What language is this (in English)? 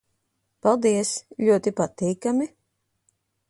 Latvian